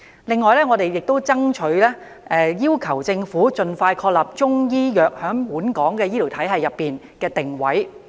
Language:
Cantonese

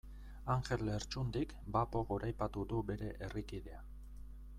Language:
Basque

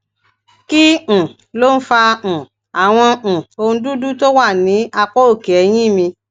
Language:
Yoruba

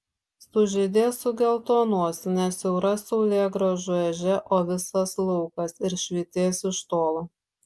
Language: Lithuanian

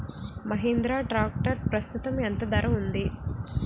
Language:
Telugu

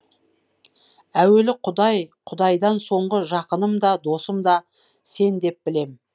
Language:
Kazakh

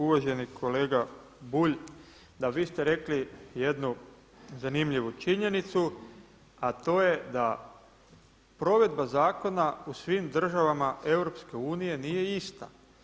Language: Croatian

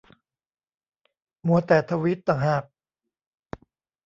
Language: Thai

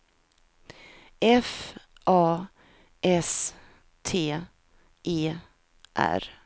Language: Swedish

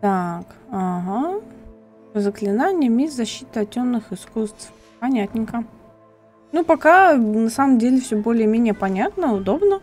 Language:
Russian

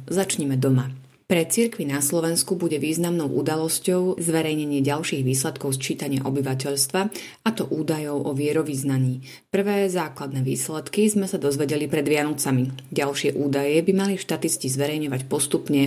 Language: Slovak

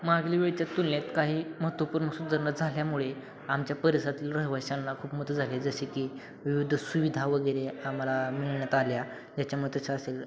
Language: Marathi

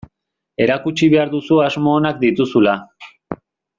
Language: Basque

